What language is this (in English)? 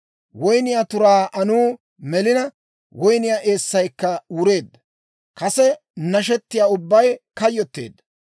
Dawro